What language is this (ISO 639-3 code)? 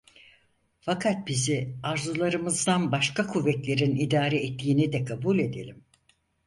tur